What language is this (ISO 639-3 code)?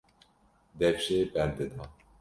kur